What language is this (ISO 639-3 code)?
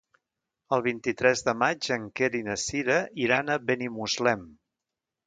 cat